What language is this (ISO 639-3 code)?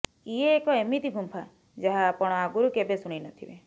ori